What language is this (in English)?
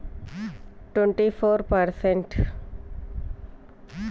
Telugu